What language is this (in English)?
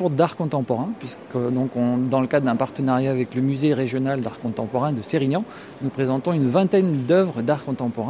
French